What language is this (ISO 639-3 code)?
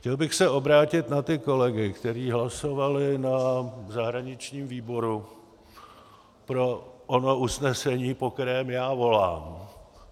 ces